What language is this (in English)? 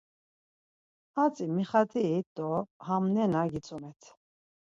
Laz